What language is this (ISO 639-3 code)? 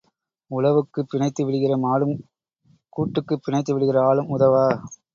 tam